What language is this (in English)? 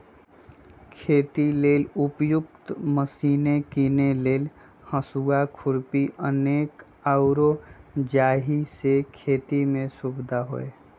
Magahi